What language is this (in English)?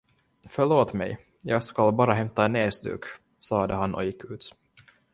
Swedish